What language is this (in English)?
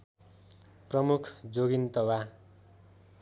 Nepali